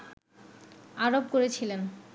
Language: Bangla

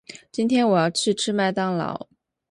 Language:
Chinese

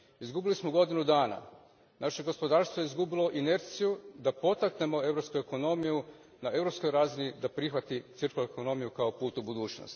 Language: Croatian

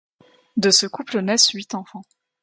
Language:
French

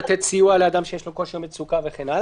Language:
Hebrew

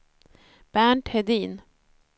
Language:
Swedish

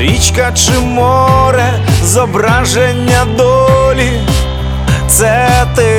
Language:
Ukrainian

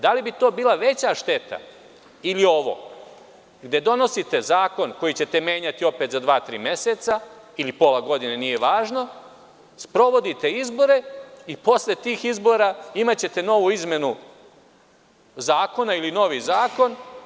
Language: Serbian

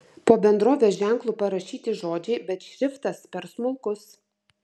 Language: Lithuanian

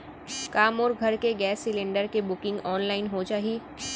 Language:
Chhattisgarhi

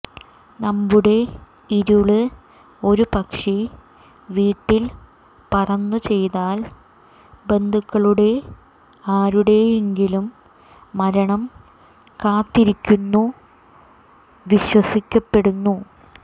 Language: Malayalam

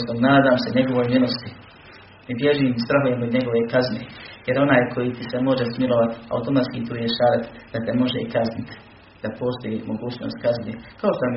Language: Croatian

